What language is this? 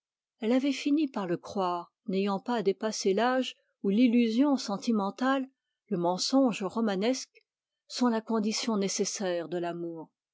French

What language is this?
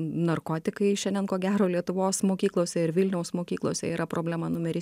Lithuanian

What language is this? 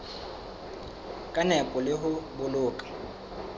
Southern Sotho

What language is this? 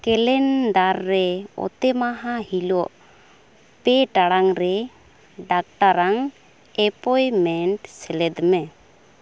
Santali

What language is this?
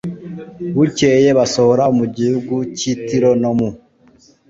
Kinyarwanda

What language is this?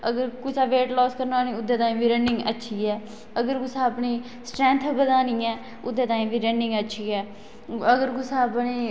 Dogri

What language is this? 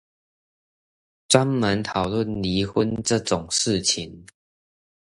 Chinese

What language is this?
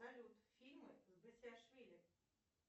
Russian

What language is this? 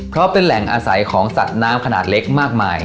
Thai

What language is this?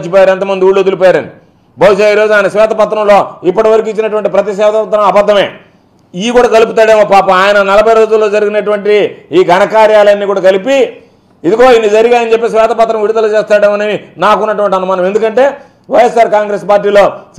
Telugu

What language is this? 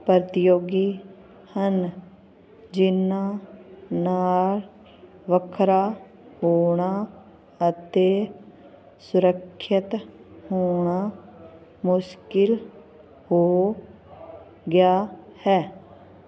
Punjabi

